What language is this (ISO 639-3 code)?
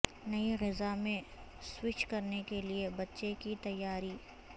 urd